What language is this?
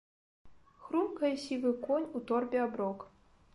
Belarusian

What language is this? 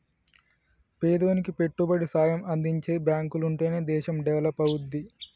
Telugu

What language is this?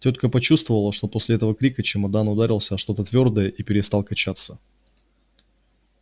Russian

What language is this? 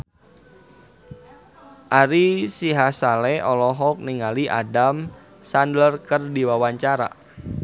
Sundanese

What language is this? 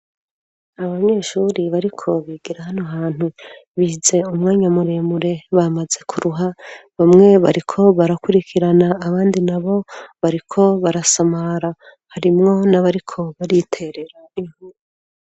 Rundi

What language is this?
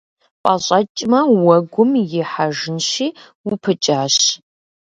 Kabardian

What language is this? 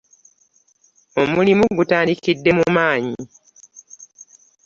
Ganda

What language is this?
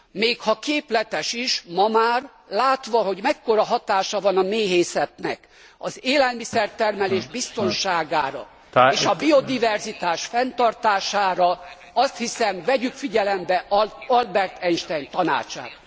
Hungarian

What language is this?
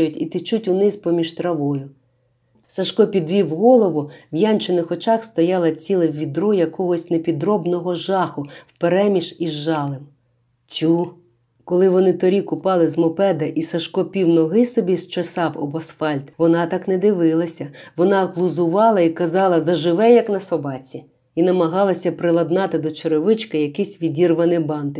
Ukrainian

